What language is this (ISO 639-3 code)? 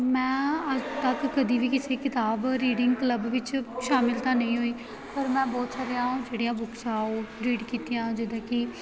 pan